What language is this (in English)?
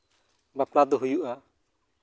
Santali